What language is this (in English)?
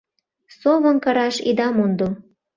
Mari